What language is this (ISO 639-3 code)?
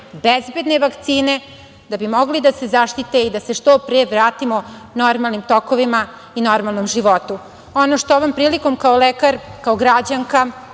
srp